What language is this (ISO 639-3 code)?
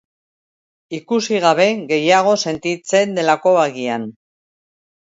eus